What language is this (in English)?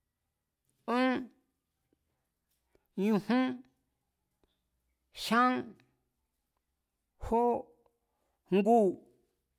Mazatlán Mazatec